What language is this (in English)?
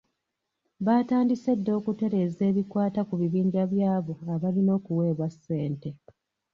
Ganda